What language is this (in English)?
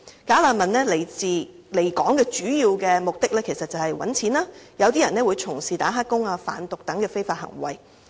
Cantonese